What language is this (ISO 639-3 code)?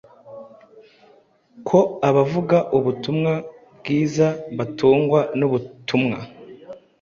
kin